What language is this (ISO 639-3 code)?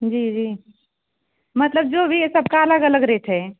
hin